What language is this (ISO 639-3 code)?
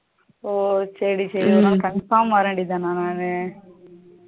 tam